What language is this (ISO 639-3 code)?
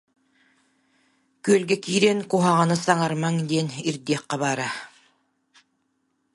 sah